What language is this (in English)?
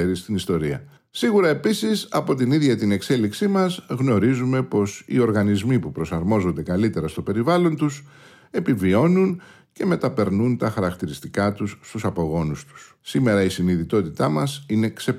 Greek